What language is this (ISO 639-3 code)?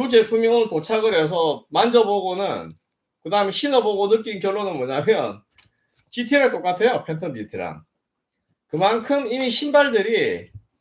kor